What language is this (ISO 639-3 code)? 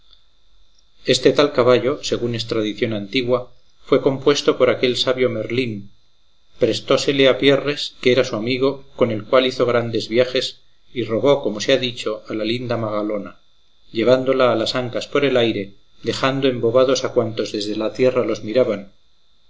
spa